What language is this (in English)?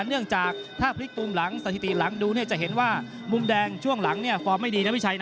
Thai